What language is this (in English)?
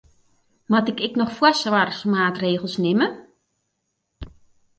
Western Frisian